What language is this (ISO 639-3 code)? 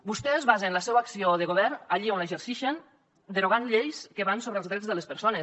cat